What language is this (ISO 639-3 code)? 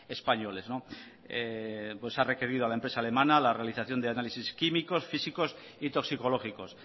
spa